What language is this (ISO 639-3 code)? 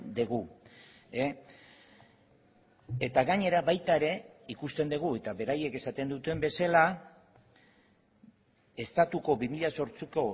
eus